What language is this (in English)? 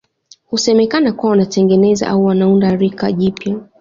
Swahili